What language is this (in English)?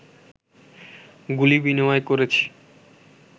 Bangla